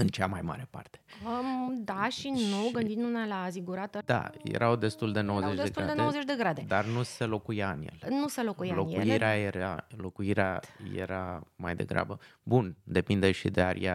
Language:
Romanian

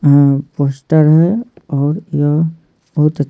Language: Hindi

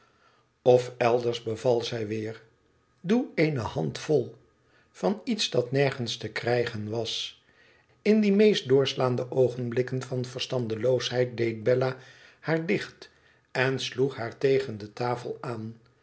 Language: Dutch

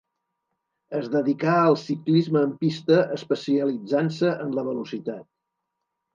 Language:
Catalan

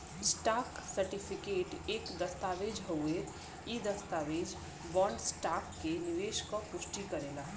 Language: Bhojpuri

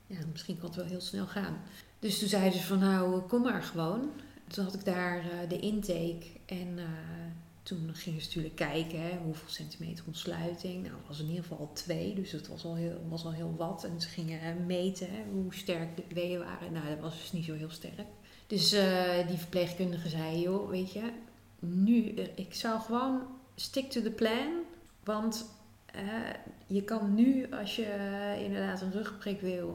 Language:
Dutch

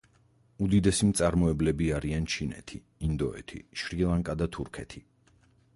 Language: Georgian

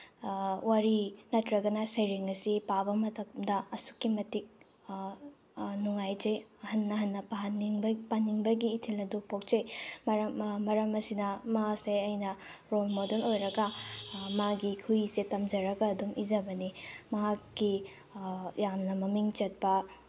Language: Manipuri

